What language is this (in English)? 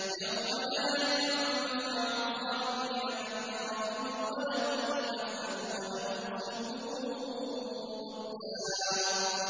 Arabic